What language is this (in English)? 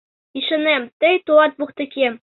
Mari